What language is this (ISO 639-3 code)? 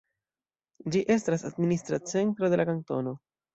epo